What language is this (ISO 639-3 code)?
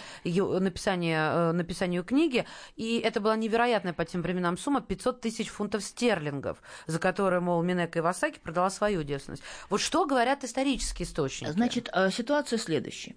rus